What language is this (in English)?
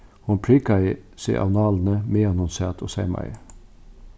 Faroese